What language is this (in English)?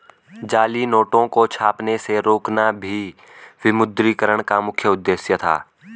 Hindi